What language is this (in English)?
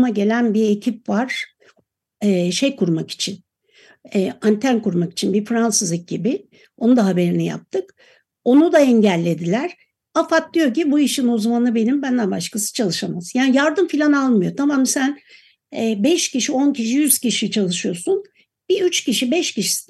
Turkish